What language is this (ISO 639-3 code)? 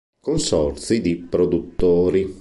ita